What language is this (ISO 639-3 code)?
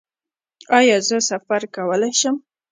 pus